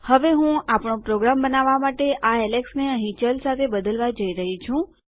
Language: Gujarati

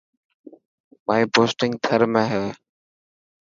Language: Dhatki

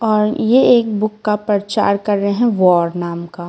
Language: Hindi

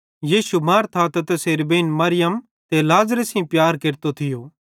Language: Bhadrawahi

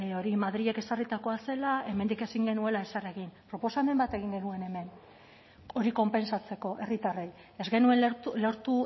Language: Basque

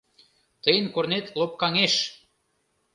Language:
Mari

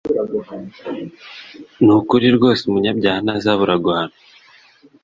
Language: Kinyarwanda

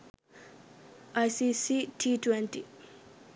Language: Sinhala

